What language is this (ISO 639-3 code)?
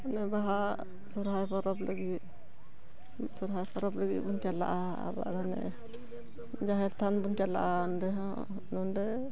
sat